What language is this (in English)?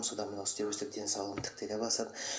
Kazakh